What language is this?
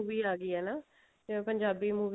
Punjabi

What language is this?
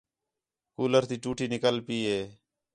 Khetrani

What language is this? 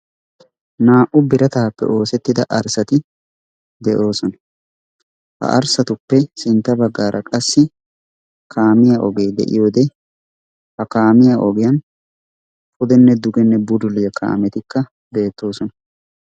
Wolaytta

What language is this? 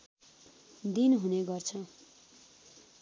Nepali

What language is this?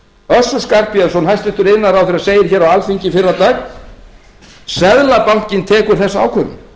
Icelandic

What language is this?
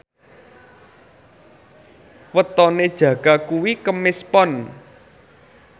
Javanese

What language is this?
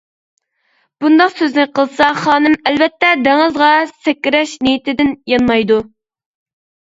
Uyghur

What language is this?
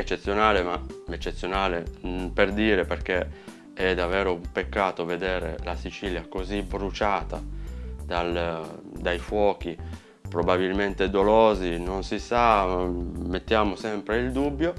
Italian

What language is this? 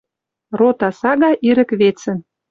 Western Mari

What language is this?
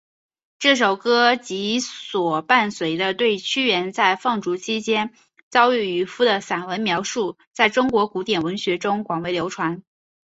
Chinese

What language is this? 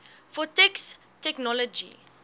Afrikaans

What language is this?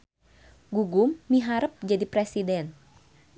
Sundanese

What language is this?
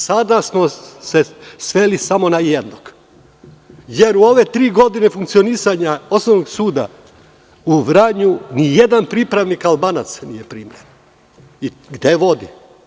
Serbian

